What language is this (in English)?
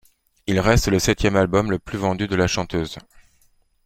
French